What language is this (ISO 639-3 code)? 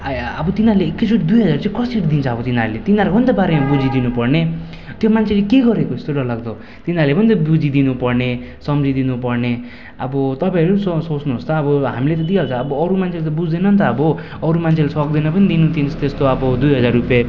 nep